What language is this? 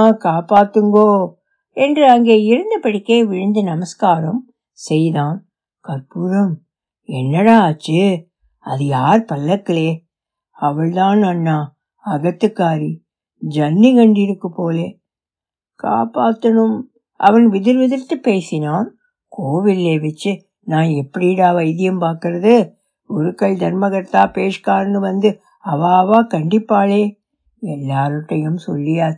Tamil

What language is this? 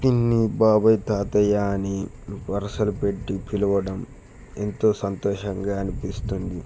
Telugu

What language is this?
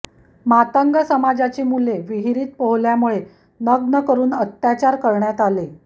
Marathi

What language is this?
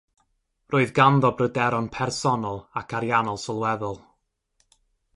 Welsh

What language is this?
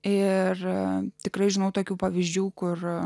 Lithuanian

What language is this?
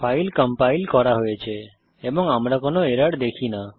Bangla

